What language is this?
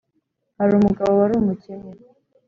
Kinyarwanda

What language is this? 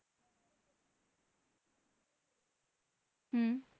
Bangla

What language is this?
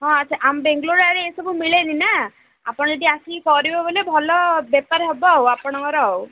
Odia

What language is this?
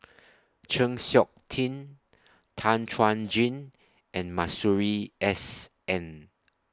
English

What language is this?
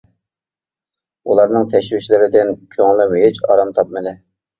Uyghur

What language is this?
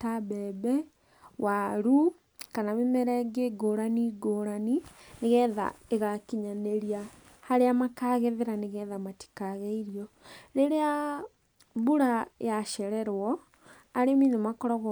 Kikuyu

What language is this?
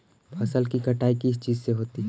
Magahi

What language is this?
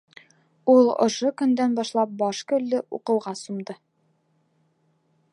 Bashkir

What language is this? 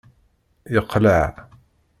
Kabyle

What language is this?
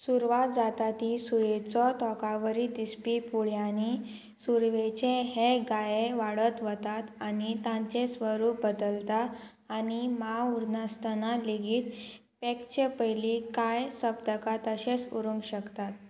Konkani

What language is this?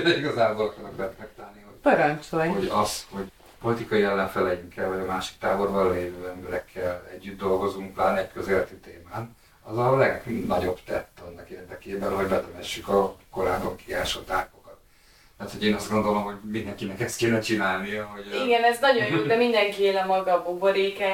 Hungarian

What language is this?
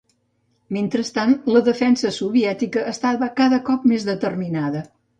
Catalan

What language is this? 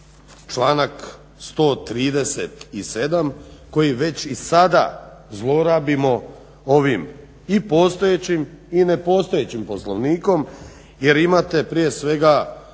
Croatian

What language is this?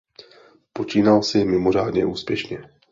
Czech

